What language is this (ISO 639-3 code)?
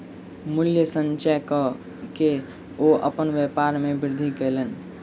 mai